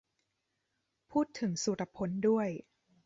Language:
Thai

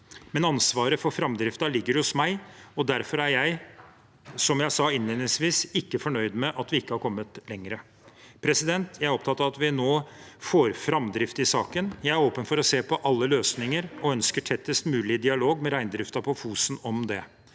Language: Norwegian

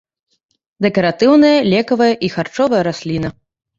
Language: Belarusian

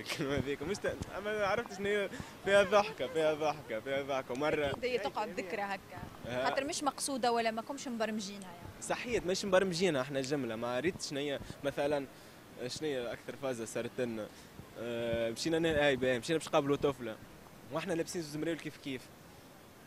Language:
Arabic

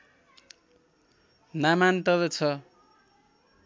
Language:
Nepali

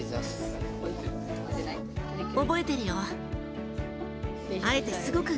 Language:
Japanese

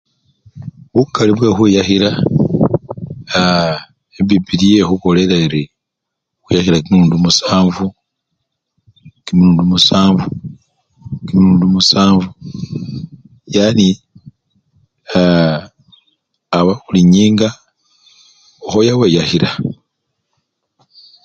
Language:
Luyia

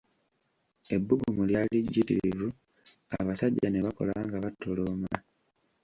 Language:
Ganda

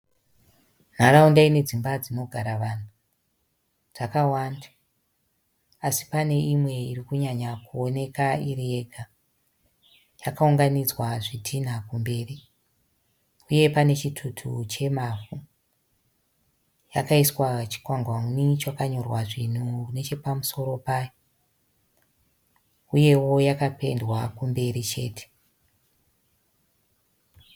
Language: Shona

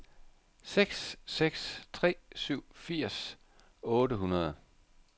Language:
Danish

